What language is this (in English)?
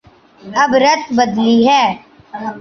Urdu